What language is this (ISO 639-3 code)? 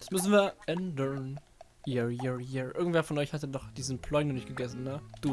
deu